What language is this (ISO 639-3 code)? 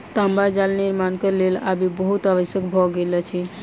mai